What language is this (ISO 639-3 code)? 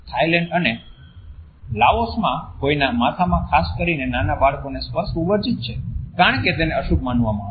guj